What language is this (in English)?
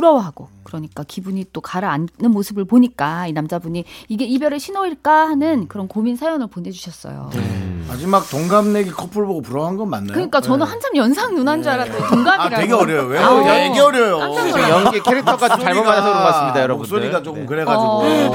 Korean